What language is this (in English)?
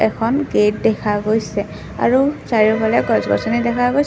Assamese